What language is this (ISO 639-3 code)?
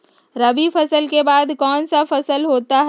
mag